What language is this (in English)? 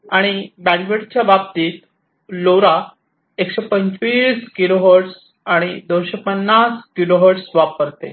Marathi